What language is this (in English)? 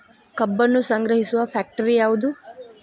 Kannada